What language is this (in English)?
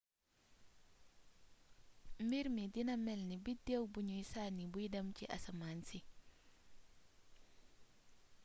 Wolof